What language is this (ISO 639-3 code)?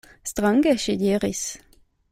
epo